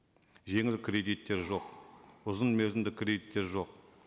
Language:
Kazakh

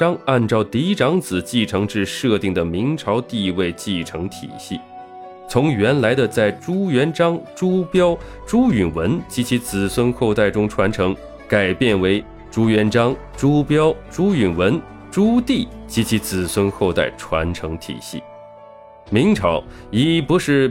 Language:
Chinese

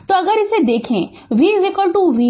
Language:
Hindi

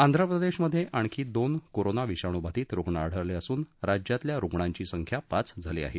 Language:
Marathi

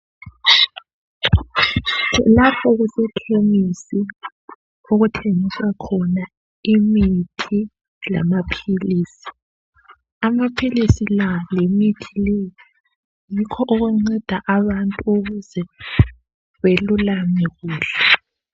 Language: North Ndebele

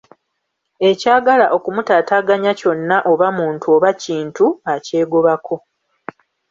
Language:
Ganda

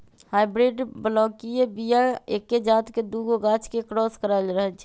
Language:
Magahi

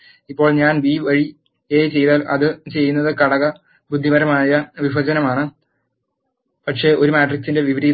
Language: Malayalam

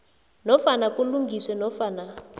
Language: South Ndebele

